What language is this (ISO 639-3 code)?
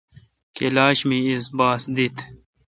xka